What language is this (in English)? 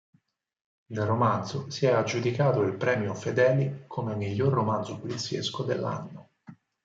Italian